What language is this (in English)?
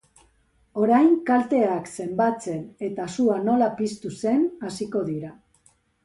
Basque